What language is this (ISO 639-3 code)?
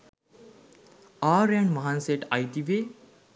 sin